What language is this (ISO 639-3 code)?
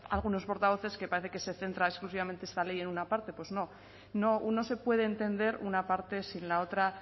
spa